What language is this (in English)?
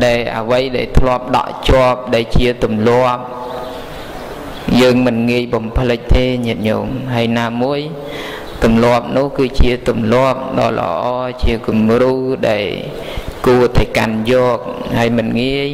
Vietnamese